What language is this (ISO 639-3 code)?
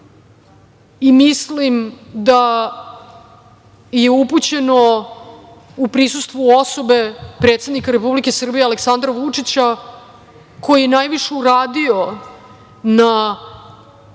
srp